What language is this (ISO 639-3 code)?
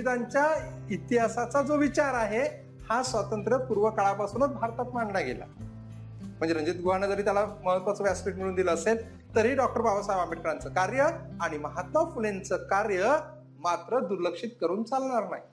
mar